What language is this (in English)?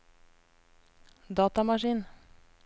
Norwegian